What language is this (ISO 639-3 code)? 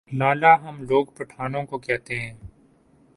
urd